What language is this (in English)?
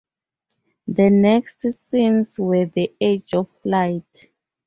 English